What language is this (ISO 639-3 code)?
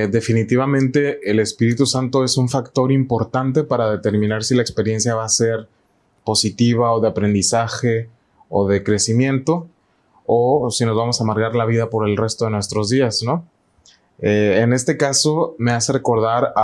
spa